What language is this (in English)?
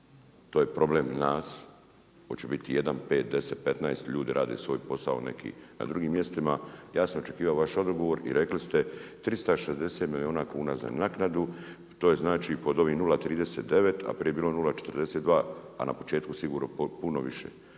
Croatian